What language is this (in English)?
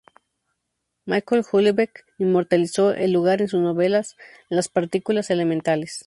Spanish